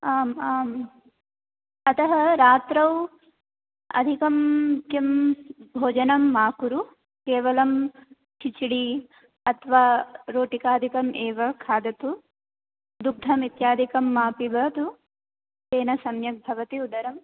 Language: Sanskrit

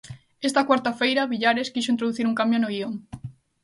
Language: Galician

